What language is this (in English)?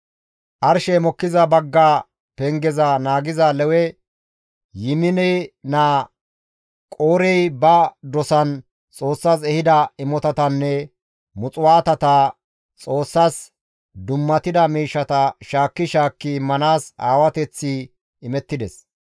Gamo